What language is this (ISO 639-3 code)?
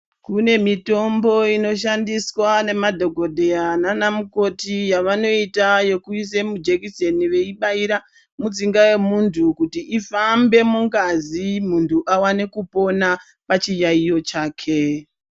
ndc